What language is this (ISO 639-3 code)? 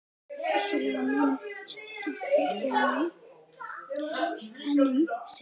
isl